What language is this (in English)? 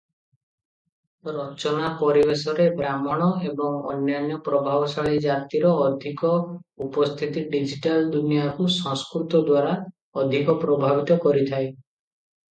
Odia